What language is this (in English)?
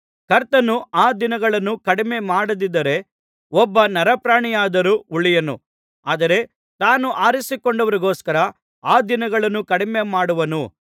Kannada